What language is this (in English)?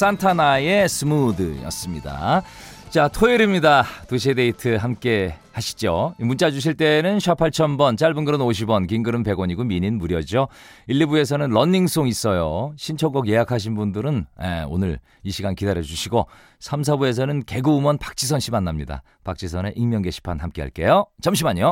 Korean